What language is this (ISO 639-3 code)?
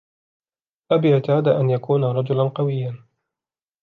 ara